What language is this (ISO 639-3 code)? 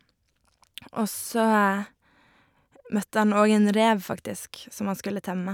nor